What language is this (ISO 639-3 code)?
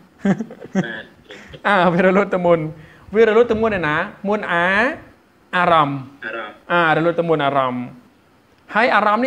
tha